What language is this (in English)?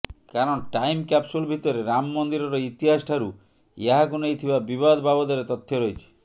Odia